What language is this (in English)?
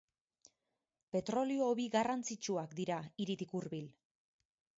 Basque